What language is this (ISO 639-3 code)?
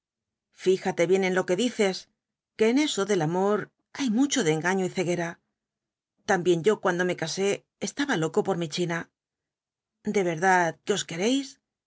spa